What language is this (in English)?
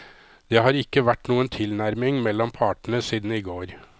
Norwegian